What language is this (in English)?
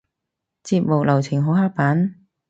Cantonese